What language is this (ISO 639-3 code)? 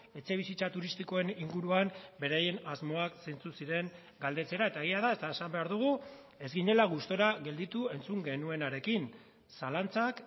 eus